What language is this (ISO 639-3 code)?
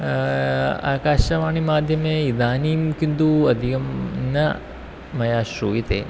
san